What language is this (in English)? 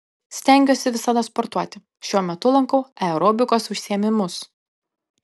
Lithuanian